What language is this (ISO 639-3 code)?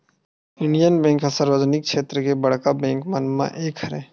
hne